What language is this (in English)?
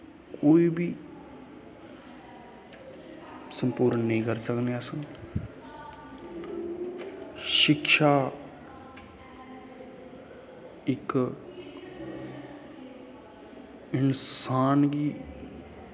Dogri